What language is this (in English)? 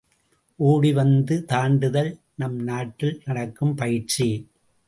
Tamil